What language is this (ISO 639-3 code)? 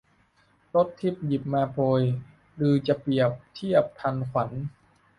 tha